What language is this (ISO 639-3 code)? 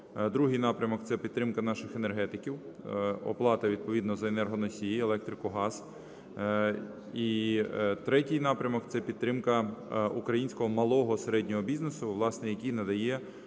ukr